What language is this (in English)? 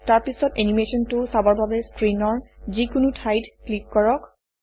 Assamese